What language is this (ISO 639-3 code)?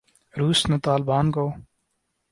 urd